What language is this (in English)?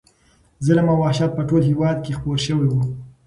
Pashto